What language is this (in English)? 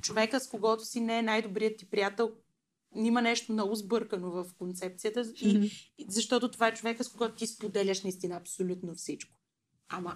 Bulgarian